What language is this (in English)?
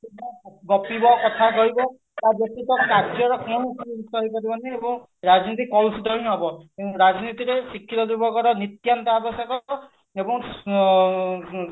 Odia